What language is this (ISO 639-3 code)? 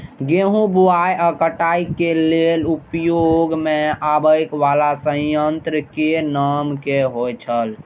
mai